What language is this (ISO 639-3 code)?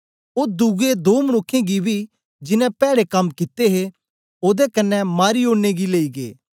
doi